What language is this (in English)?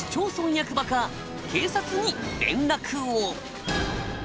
Japanese